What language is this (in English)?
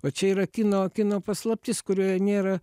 Lithuanian